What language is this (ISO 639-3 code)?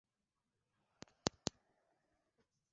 swa